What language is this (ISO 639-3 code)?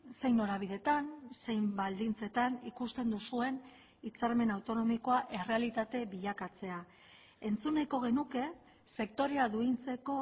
eus